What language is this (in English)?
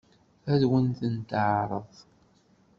Kabyle